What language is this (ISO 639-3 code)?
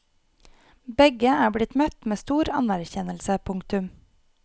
nor